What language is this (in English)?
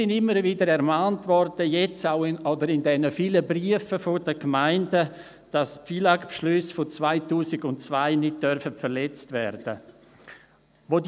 Swiss German